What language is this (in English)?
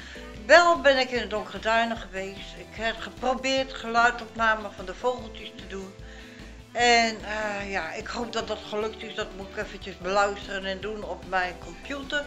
Dutch